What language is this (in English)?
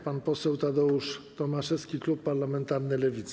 Polish